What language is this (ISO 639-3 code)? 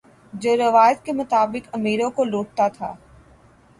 urd